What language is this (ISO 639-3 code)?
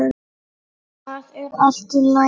isl